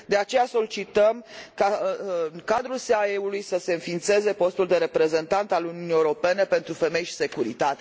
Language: Romanian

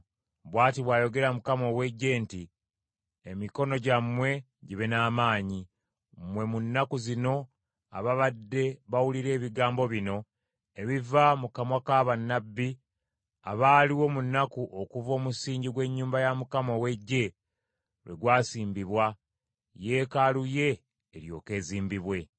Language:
Ganda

